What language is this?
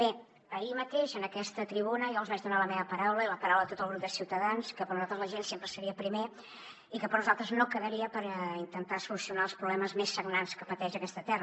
Catalan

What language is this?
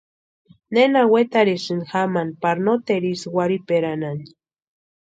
Western Highland Purepecha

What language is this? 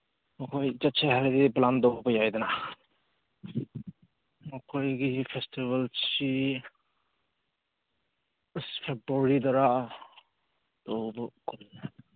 Manipuri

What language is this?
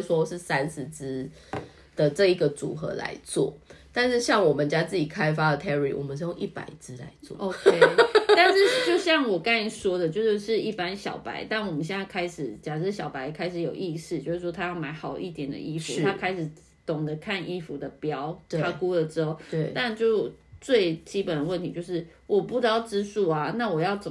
Chinese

